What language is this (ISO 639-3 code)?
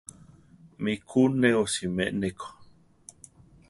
tar